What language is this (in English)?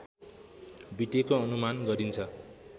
Nepali